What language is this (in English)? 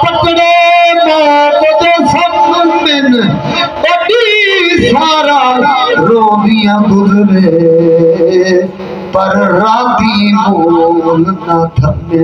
Arabic